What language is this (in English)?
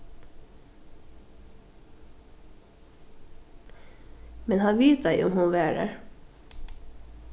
Faroese